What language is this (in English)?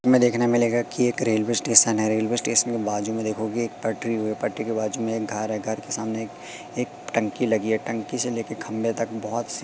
Hindi